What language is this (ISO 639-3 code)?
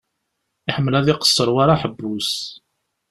kab